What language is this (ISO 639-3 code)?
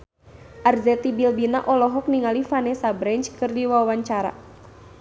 sun